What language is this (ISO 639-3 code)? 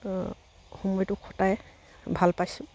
asm